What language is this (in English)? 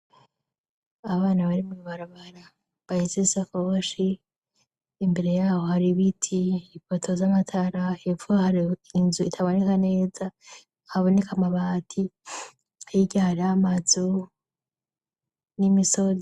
Rundi